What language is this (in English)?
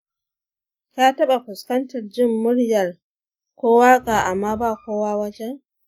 Hausa